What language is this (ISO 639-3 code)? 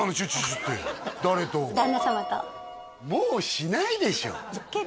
jpn